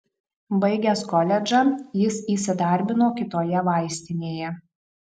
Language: Lithuanian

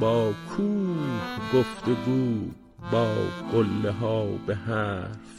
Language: Persian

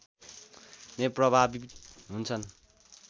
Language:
Nepali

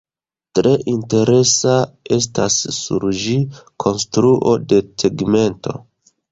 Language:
Esperanto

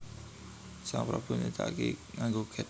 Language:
Javanese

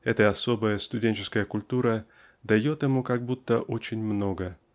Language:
Russian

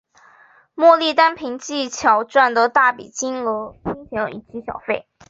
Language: Chinese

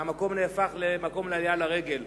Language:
Hebrew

